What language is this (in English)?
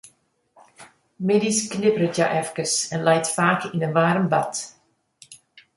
Western Frisian